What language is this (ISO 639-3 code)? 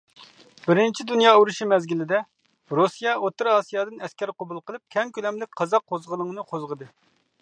uig